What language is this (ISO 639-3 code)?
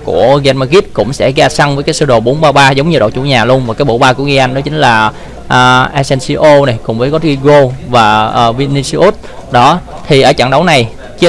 vie